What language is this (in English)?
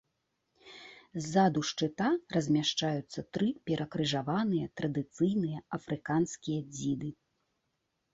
Belarusian